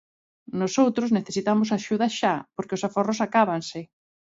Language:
Galician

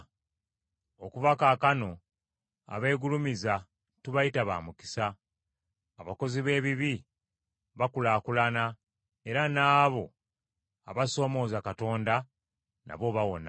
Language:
Ganda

